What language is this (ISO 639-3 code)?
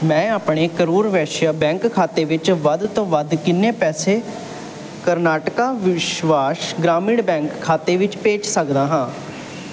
pan